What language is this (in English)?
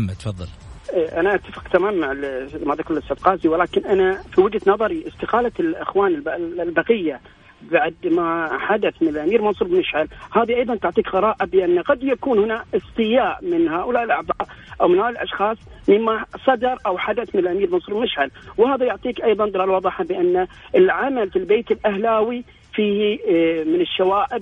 Arabic